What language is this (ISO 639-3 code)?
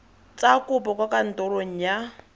tsn